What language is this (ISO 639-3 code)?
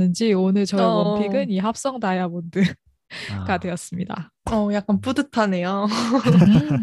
kor